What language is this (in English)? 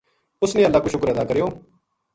Gujari